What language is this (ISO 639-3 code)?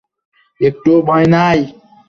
ben